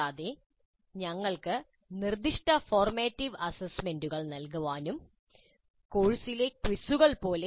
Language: Malayalam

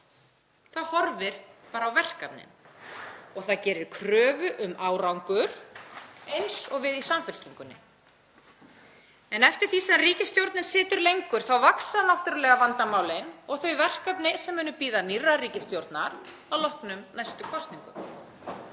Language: Icelandic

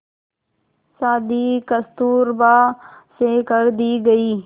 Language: Hindi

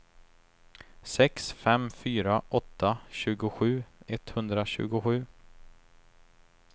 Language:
Swedish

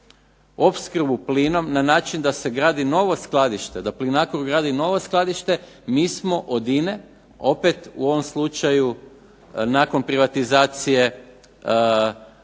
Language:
Croatian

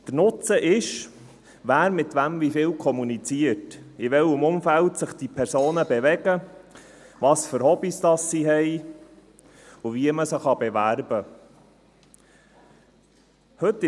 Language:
Swiss German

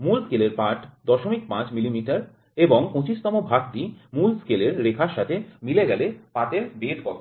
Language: Bangla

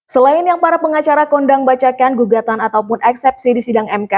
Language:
Indonesian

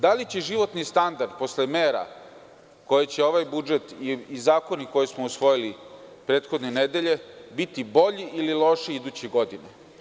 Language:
Serbian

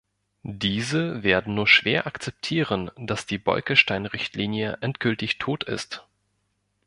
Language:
German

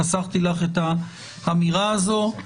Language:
Hebrew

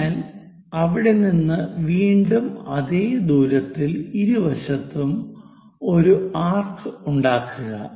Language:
Malayalam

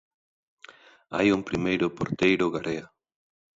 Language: Galician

